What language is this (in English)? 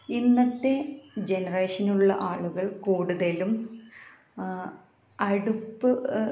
Malayalam